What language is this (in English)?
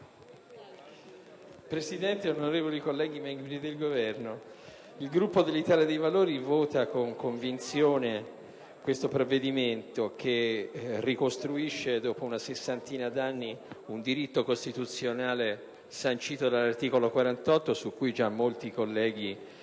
Italian